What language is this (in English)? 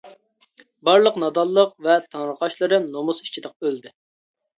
Uyghur